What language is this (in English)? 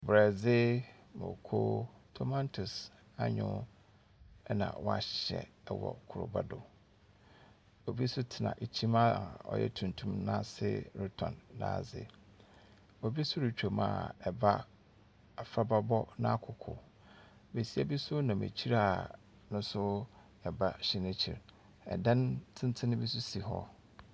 Akan